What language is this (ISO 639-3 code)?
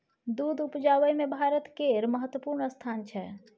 mai